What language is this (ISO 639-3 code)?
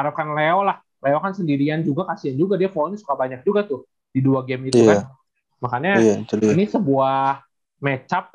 ind